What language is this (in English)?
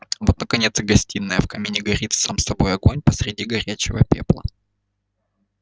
Russian